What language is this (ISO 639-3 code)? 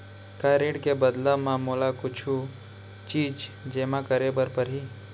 hne